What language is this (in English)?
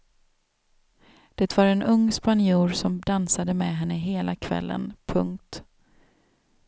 Swedish